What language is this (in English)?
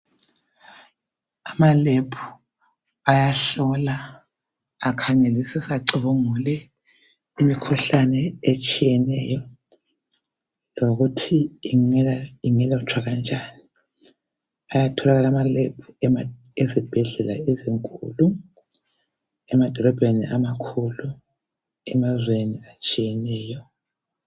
North Ndebele